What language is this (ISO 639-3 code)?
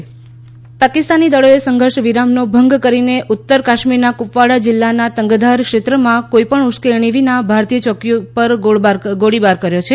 guj